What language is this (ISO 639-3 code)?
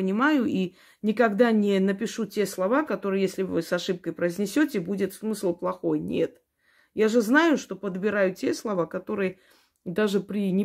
rus